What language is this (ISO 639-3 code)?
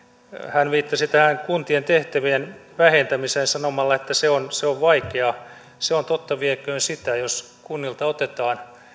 fin